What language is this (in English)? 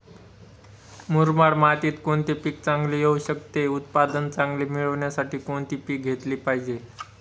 Marathi